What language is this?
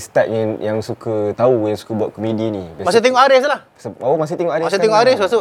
Malay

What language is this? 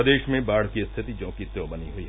Hindi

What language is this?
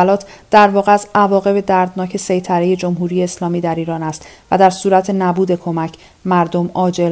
Persian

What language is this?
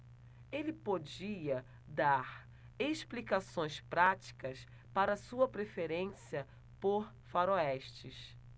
Portuguese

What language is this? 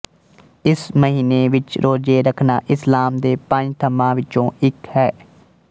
Punjabi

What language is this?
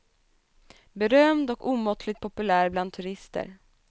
Swedish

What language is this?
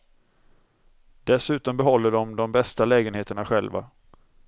Swedish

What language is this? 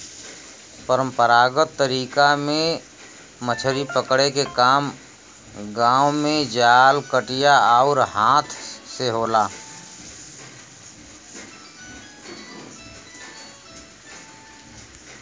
Bhojpuri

